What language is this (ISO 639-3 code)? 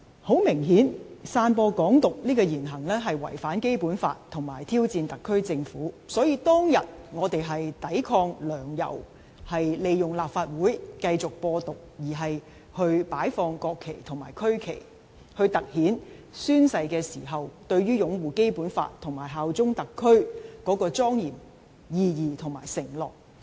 yue